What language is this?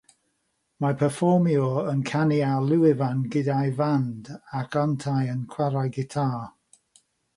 Welsh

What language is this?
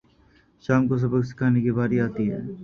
Urdu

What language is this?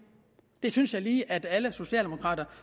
Danish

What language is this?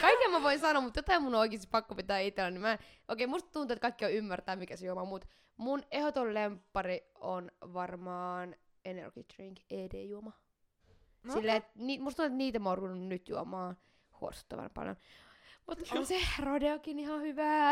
Finnish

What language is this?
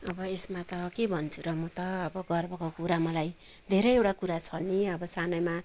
Nepali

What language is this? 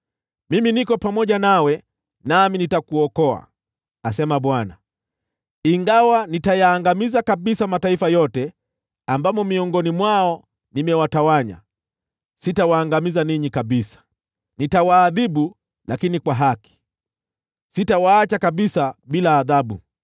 Swahili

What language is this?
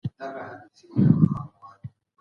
Pashto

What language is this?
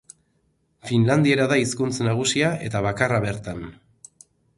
Basque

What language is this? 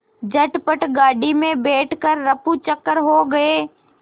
Hindi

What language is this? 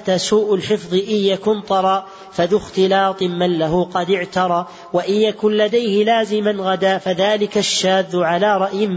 Arabic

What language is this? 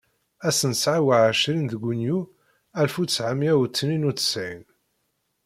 Kabyle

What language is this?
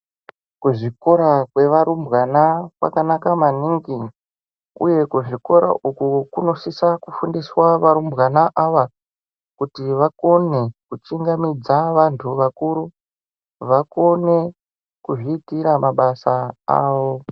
Ndau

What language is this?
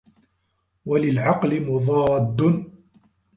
Arabic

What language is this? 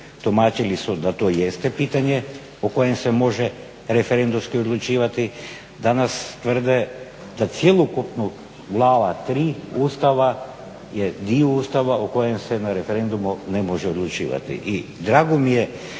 Croatian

